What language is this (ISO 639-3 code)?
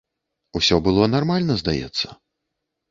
bel